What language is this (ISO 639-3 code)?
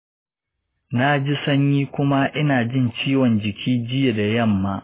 hau